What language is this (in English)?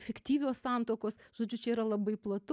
Lithuanian